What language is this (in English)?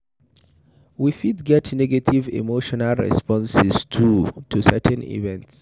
Nigerian Pidgin